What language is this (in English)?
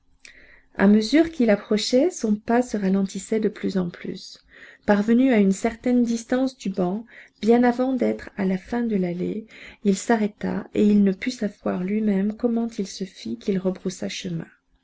French